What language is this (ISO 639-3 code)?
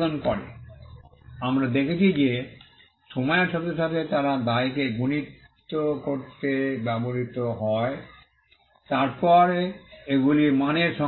ben